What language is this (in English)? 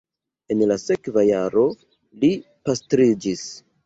Esperanto